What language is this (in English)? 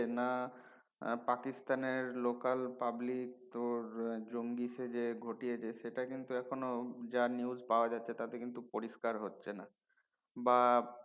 Bangla